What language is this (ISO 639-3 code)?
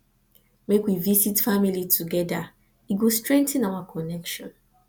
pcm